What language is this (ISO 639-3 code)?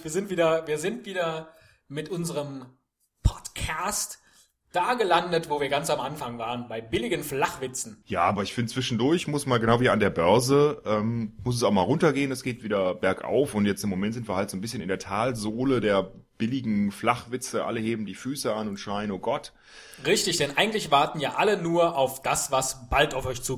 deu